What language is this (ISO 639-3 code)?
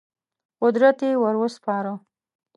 pus